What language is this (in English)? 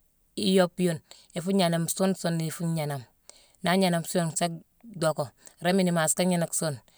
Mansoanka